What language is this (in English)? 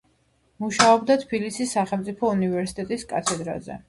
Georgian